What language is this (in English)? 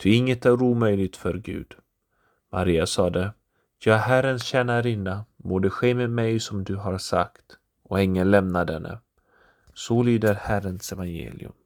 Swedish